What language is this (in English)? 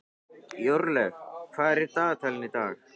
Icelandic